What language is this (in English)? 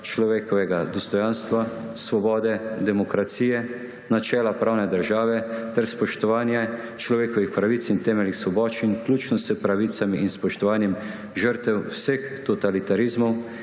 Slovenian